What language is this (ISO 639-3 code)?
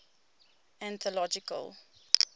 eng